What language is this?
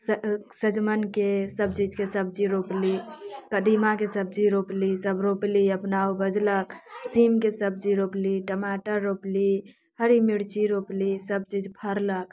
Maithili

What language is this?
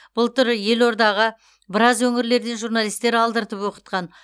Kazakh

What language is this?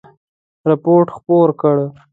Pashto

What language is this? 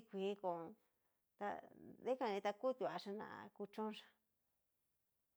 Cacaloxtepec Mixtec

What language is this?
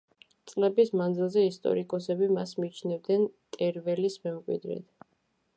Georgian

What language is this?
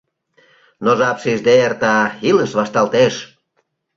Mari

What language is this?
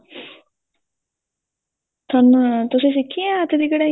Punjabi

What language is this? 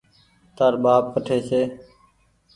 Goaria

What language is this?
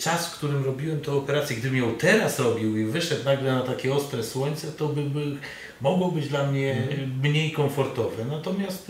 Polish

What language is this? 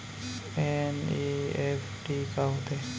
Chhattisgarhi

